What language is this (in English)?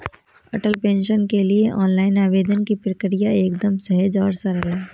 Hindi